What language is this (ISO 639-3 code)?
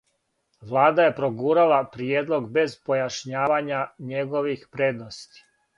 srp